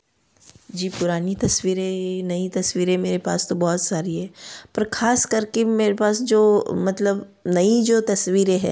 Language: Hindi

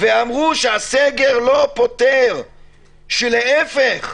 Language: Hebrew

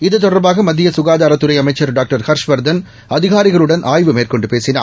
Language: Tamil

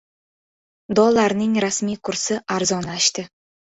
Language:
Uzbek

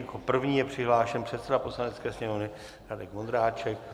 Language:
Czech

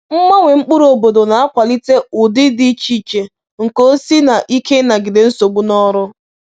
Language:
Igbo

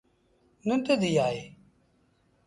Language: Sindhi Bhil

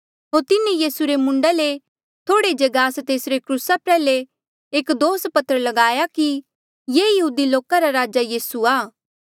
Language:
Mandeali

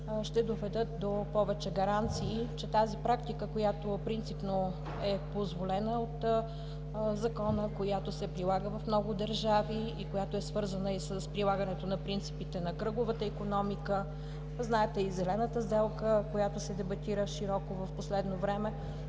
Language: Bulgarian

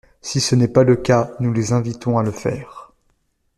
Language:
French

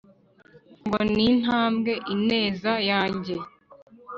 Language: Kinyarwanda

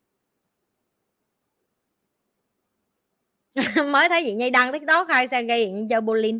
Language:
Vietnamese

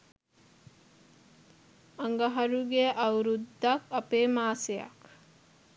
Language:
Sinhala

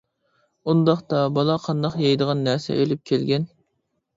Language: Uyghur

